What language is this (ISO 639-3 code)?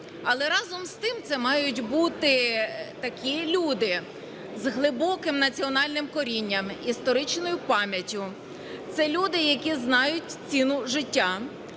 ukr